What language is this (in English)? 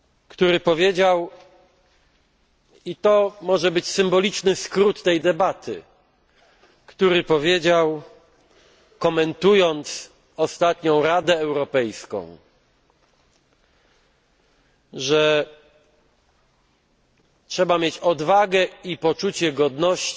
Polish